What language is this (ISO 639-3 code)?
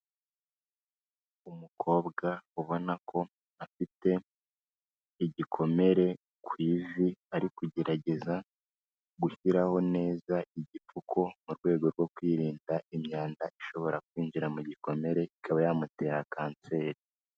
kin